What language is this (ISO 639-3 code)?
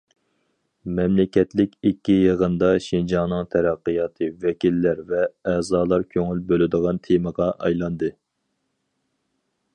uig